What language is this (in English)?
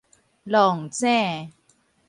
Min Nan Chinese